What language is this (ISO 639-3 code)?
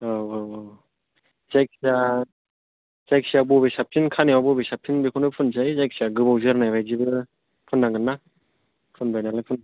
brx